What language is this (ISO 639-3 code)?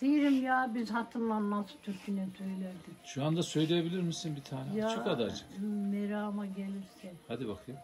tur